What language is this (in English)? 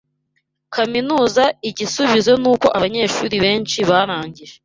Kinyarwanda